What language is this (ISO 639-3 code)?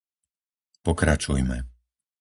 slk